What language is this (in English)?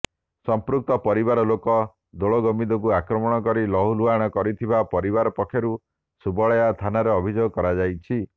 Odia